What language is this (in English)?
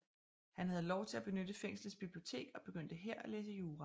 Danish